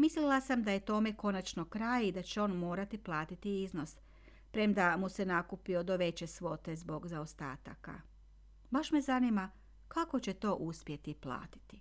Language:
Croatian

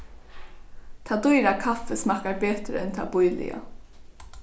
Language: Faroese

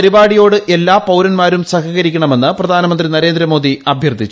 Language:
Malayalam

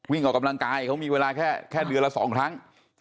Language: Thai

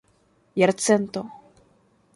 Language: Esperanto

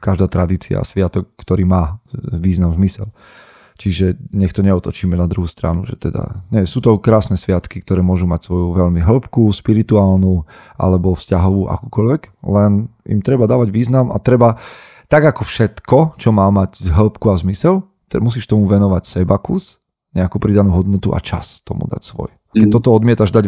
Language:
Slovak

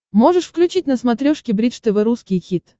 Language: Russian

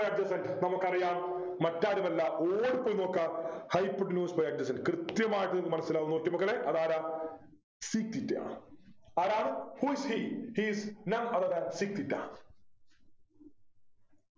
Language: Malayalam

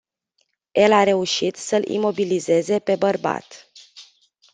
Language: Romanian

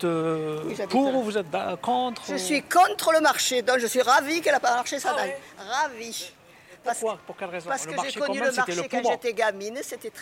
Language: French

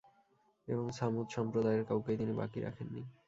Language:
Bangla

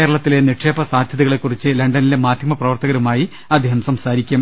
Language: Malayalam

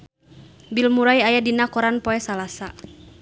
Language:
Sundanese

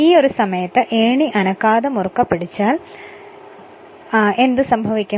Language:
Malayalam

